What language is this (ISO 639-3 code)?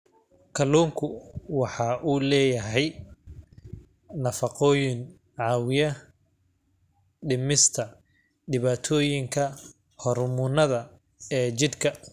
som